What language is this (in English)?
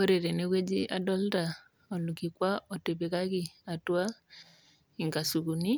Masai